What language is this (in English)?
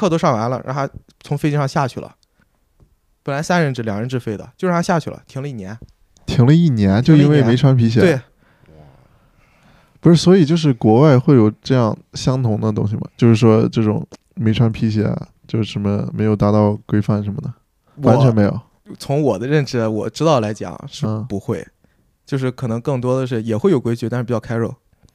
Chinese